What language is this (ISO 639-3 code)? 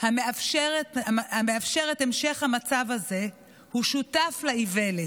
heb